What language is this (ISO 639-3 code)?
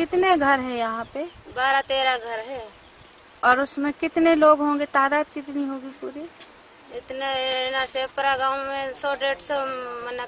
hin